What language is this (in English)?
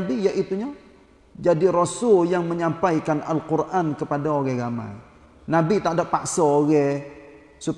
Malay